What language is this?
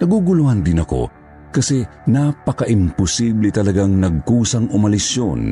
Filipino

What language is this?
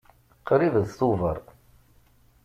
Kabyle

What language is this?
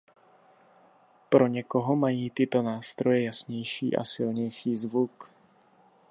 Czech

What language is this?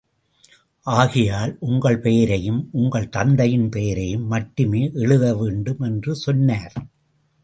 Tamil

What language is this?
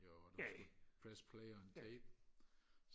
Danish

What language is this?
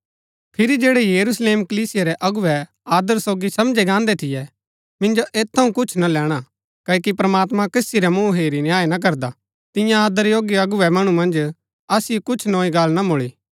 Gaddi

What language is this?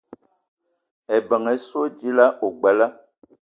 Eton (Cameroon)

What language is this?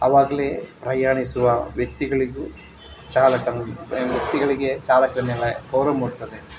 Kannada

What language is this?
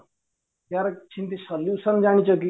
Odia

